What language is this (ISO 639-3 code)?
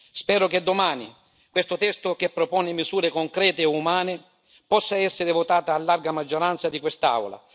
ita